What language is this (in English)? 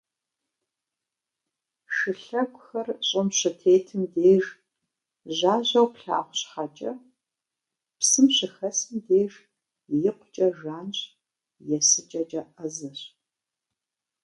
Kabardian